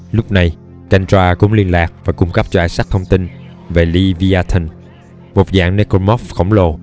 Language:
Vietnamese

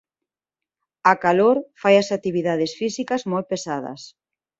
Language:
Galician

